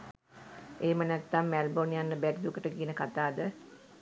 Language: Sinhala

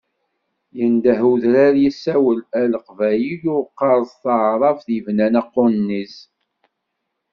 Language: Kabyle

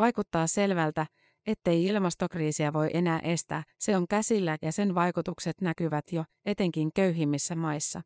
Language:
Finnish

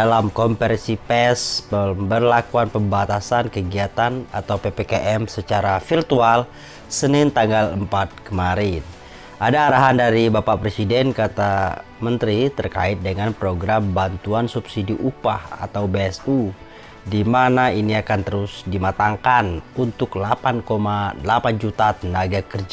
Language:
Indonesian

